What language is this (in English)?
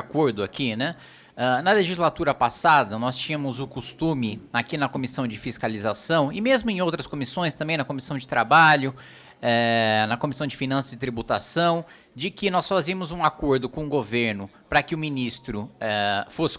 Portuguese